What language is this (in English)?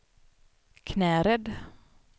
Swedish